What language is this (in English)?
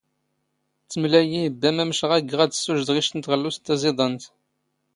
Standard Moroccan Tamazight